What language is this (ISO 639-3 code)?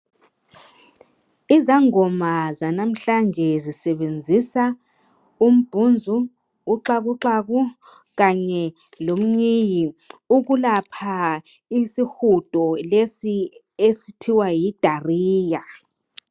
nde